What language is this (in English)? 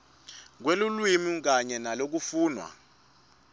Swati